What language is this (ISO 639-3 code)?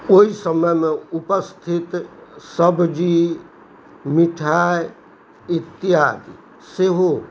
mai